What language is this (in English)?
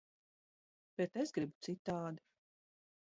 Latvian